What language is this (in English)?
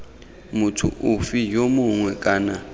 Tswana